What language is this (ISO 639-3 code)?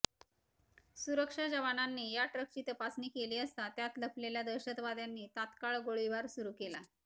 mar